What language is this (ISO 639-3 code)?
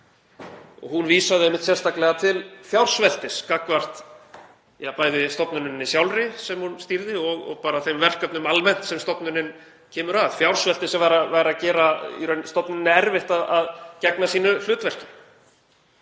isl